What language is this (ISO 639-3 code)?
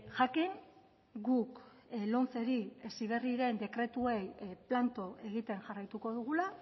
eus